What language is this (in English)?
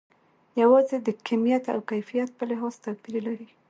Pashto